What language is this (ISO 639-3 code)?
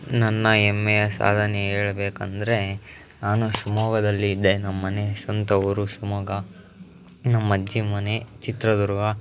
kan